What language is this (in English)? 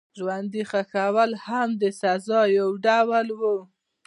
Pashto